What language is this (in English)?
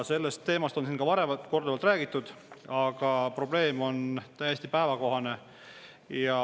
Estonian